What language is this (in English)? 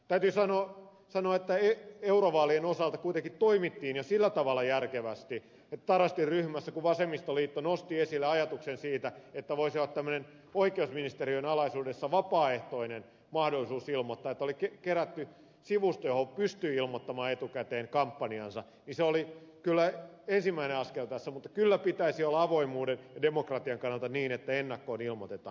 Finnish